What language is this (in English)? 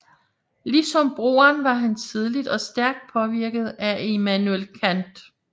Danish